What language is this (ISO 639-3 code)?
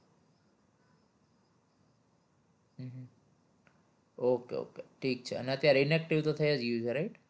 guj